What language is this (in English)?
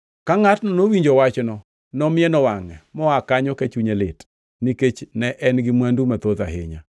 Luo (Kenya and Tanzania)